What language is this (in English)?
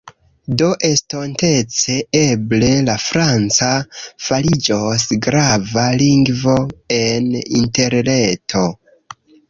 Esperanto